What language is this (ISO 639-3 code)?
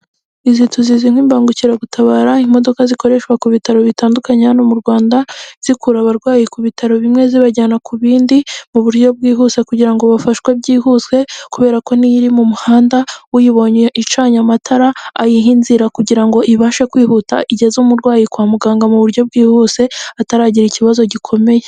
kin